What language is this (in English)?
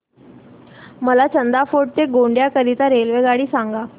Marathi